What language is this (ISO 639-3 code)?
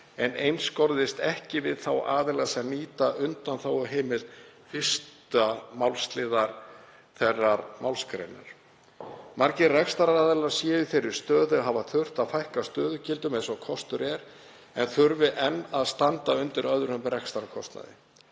isl